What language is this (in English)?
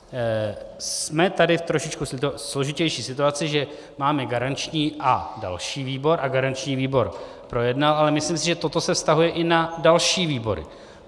Czech